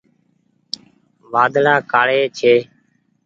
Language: Goaria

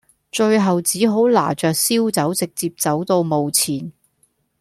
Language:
Cantonese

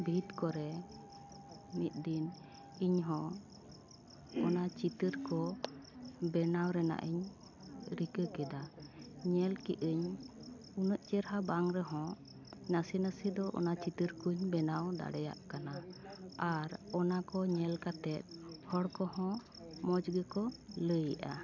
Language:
Santali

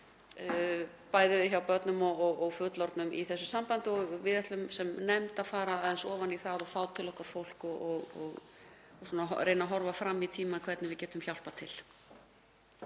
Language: Icelandic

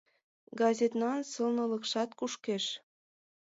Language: Mari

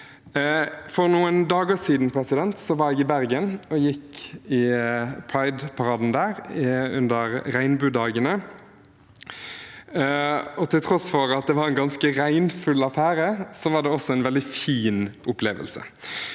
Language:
Norwegian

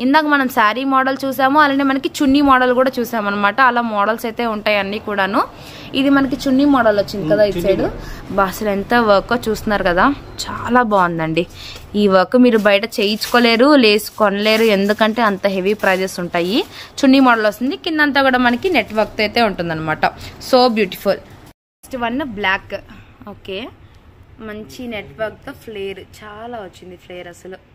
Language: Telugu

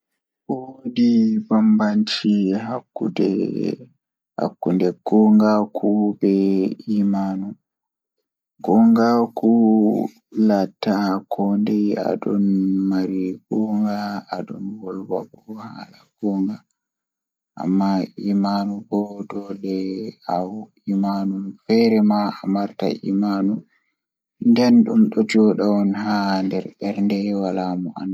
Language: Fula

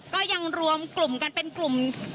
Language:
Thai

